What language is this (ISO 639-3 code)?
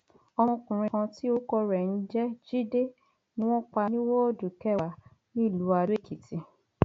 yor